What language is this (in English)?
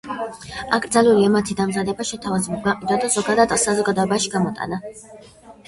Georgian